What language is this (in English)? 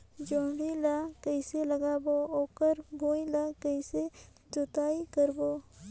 Chhattisgarhi